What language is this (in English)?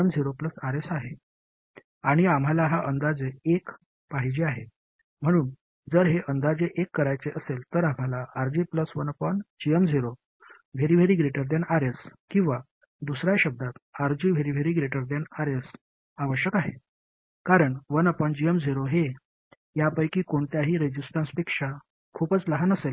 Marathi